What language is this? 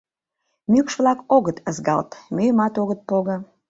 Mari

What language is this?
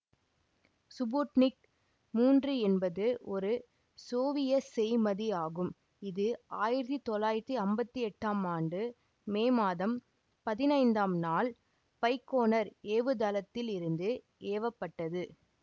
Tamil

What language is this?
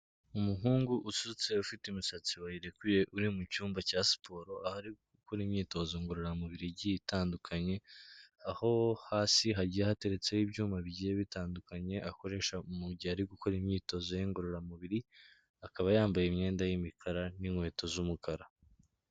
Kinyarwanda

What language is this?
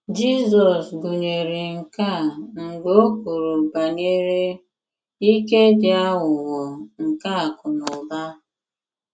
Igbo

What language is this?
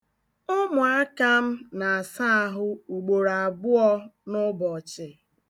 Igbo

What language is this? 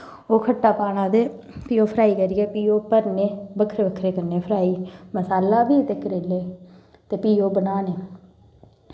Dogri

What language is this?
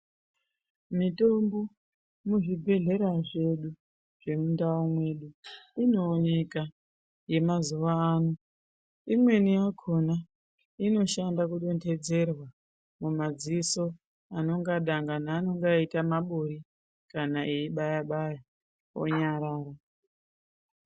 Ndau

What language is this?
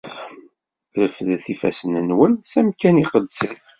Kabyle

